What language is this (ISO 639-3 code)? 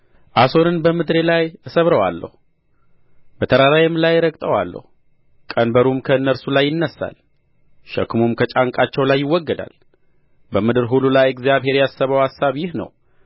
amh